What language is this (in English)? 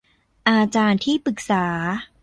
Thai